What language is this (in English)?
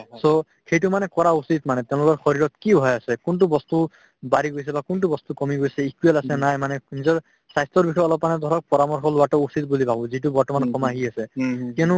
Assamese